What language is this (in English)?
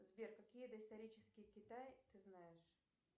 Russian